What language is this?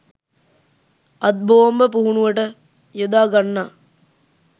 Sinhala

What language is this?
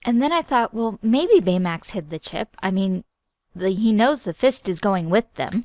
English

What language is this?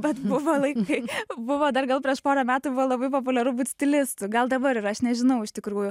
Lithuanian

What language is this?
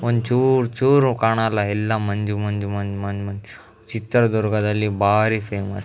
Kannada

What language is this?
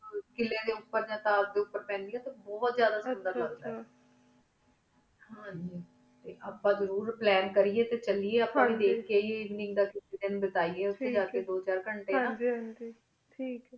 Punjabi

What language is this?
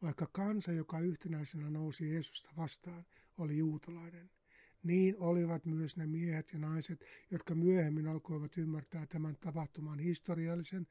Finnish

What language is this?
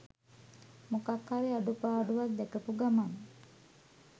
Sinhala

